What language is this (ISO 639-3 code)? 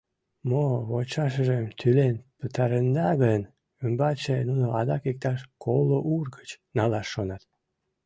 chm